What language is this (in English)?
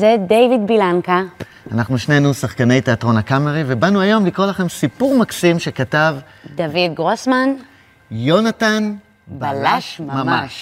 Hebrew